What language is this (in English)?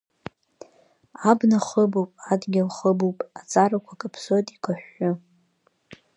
Abkhazian